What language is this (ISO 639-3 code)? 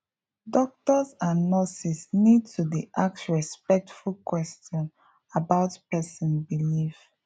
pcm